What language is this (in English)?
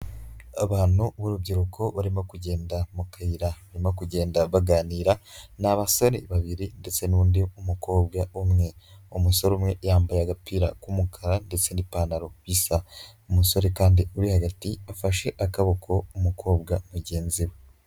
Kinyarwanda